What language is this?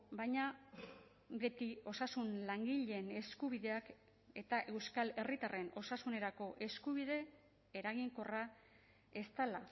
Basque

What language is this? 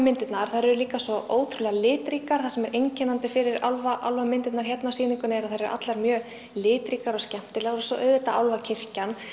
Icelandic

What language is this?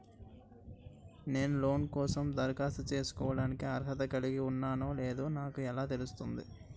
Telugu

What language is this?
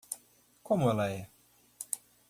Portuguese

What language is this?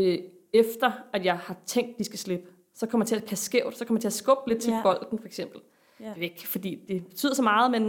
Danish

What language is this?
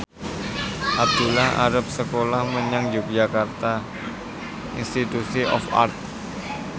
Javanese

